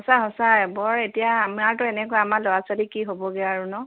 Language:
Assamese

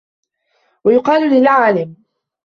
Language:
Arabic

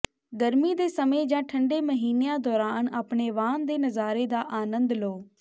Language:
Punjabi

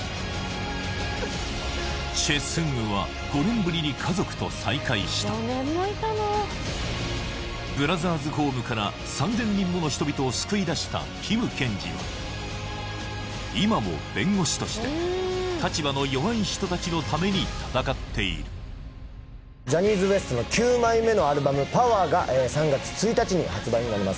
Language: Japanese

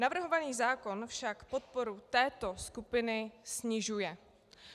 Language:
Czech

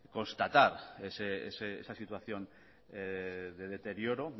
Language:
Spanish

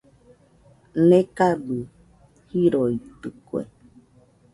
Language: Nüpode Huitoto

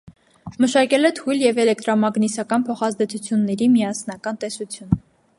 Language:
Armenian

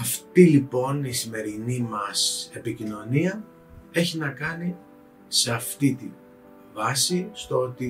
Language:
Greek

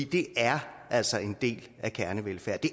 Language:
Danish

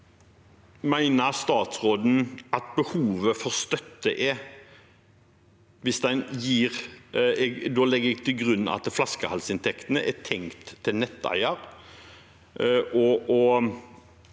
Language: Norwegian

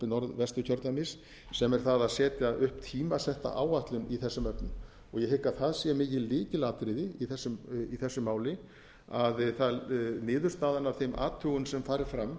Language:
Icelandic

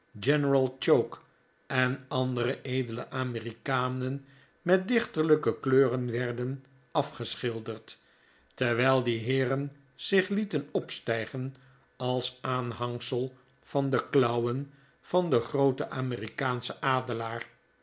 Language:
Dutch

